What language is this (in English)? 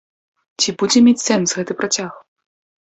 Belarusian